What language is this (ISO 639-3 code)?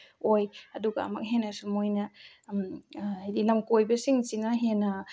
mni